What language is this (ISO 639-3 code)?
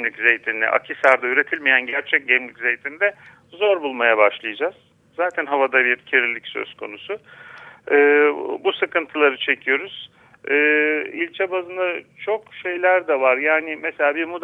tur